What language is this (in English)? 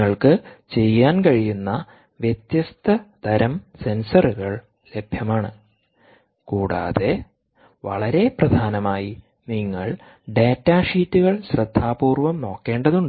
Malayalam